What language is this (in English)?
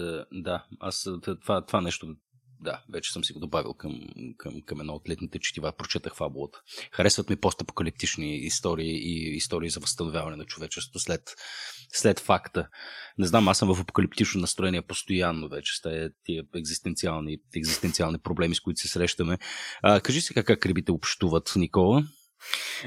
Bulgarian